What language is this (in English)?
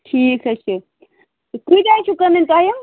Kashmiri